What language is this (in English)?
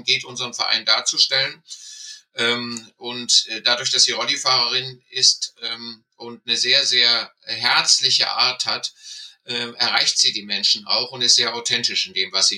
German